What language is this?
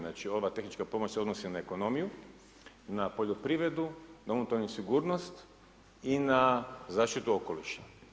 Croatian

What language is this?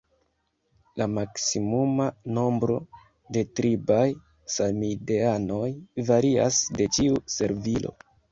Esperanto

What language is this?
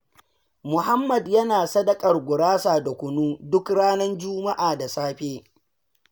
Hausa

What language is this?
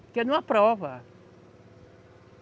Portuguese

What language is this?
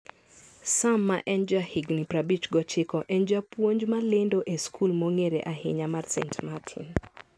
Luo (Kenya and Tanzania)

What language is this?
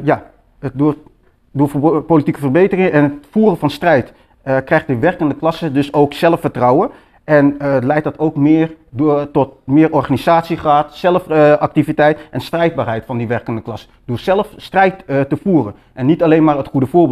Dutch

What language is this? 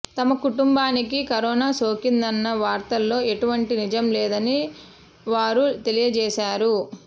Telugu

